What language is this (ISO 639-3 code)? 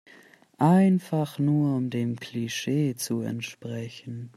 deu